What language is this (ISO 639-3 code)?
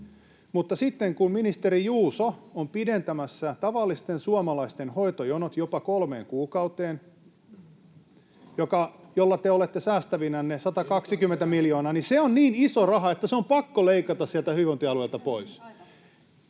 fin